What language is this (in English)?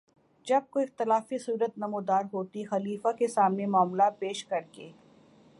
Urdu